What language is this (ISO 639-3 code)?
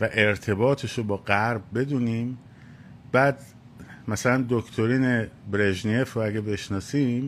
fas